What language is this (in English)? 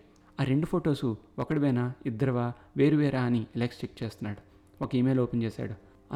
Telugu